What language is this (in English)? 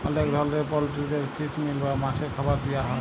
Bangla